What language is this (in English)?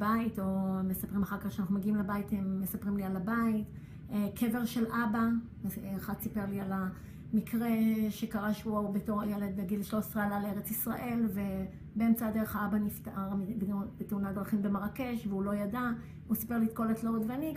Hebrew